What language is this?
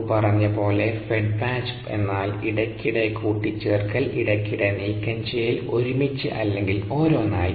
Malayalam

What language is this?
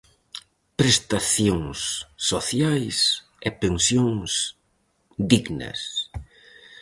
Galician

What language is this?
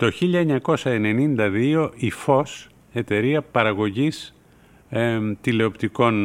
Greek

